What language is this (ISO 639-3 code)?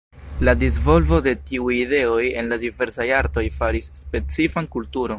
epo